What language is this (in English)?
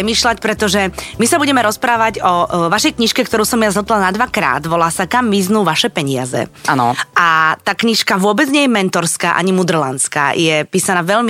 Slovak